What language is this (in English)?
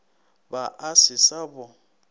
Northern Sotho